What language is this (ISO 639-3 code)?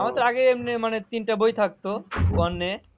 ben